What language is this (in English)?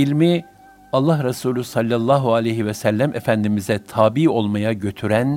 Turkish